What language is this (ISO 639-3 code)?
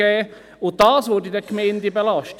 gsw